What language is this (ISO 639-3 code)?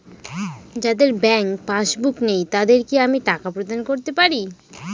ben